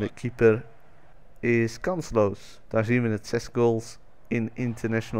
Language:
Dutch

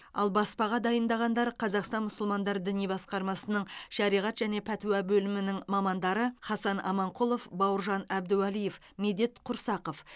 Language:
Kazakh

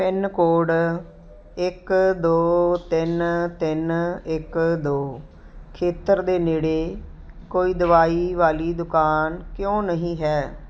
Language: Punjabi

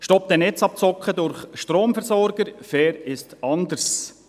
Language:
Swiss German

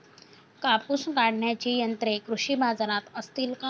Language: Marathi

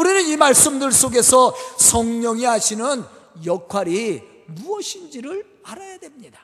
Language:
Korean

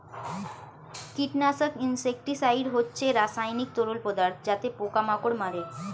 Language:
Bangla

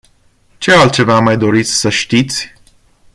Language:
Romanian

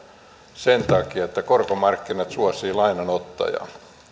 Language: Finnish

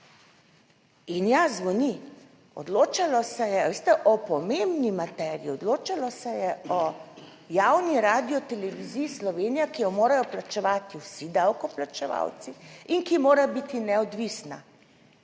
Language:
Slovenian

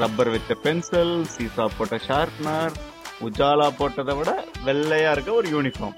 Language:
Tamil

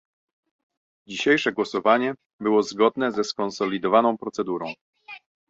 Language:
Polish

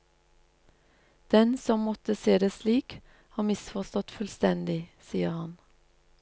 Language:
Norwegian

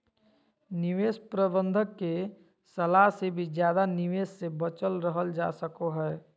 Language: Magahi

